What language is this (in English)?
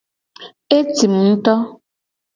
Gen